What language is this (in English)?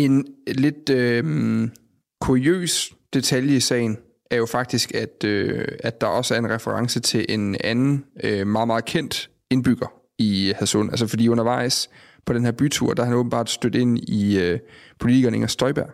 Danish